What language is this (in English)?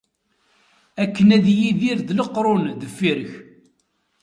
Kabyle